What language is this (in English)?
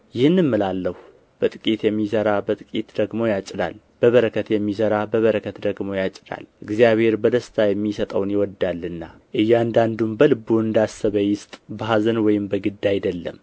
Amharic